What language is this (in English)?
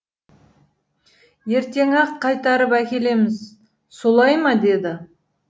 Kazakh